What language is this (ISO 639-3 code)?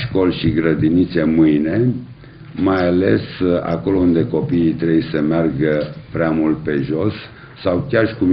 ron